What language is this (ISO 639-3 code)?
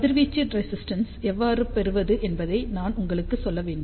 tam